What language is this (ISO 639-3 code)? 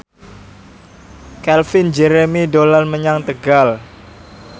jav